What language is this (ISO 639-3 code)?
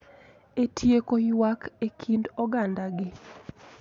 luo